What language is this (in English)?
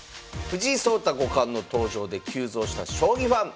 Japanese